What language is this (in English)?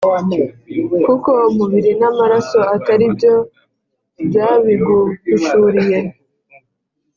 Kinyarwanda